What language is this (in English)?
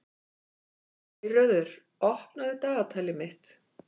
Icelandic